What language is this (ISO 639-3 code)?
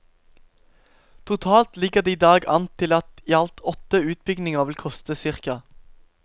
nor